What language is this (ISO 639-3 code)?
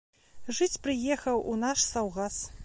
bel